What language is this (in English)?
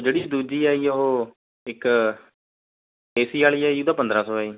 Punjabi